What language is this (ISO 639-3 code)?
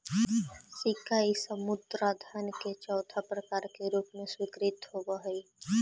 mag